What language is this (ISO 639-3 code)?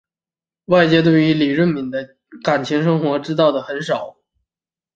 zho